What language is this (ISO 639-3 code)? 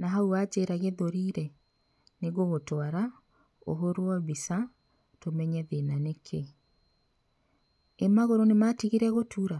kik